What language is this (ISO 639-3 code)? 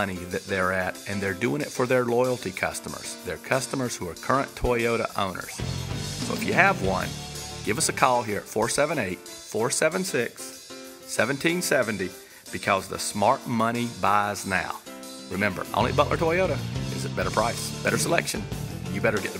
eng